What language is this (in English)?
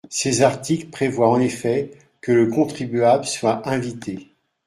French